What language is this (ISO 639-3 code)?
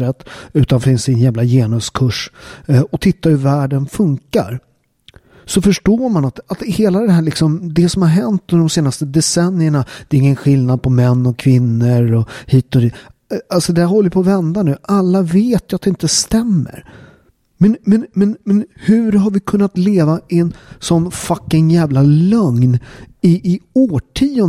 swe